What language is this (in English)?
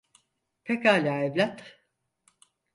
Turkish